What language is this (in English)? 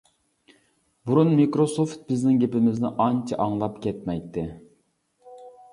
Uyghur